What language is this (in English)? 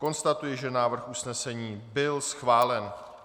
Czech